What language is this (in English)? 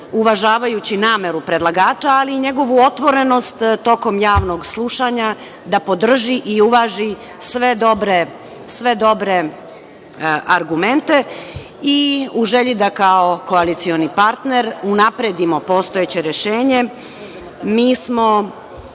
Serbian